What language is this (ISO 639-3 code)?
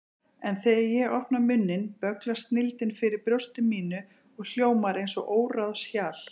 isl